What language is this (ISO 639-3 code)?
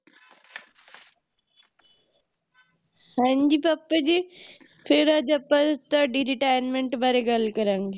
pan